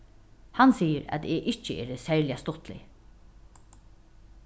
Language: Faroese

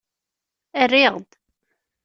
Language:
Kabyle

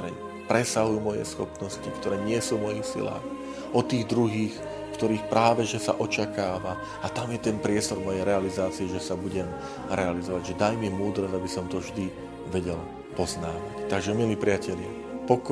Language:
Slovak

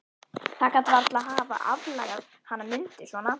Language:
Icelandic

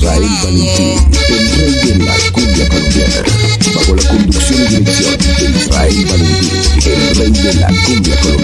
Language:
Spanish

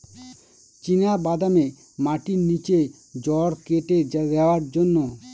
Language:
Bangla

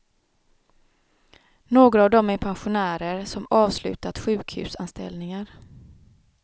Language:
Swedish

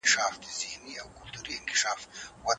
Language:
Pashto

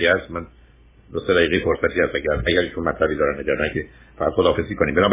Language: Persian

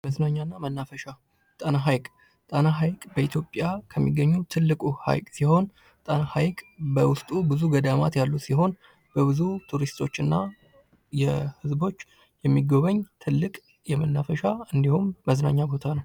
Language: Amharic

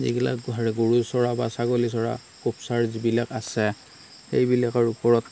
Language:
Assamese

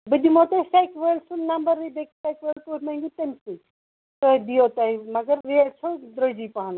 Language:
Kashmiri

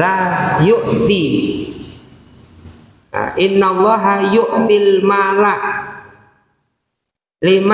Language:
Indonesian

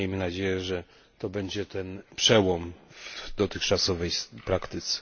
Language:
Polish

